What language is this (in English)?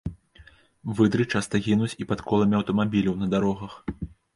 Belarusian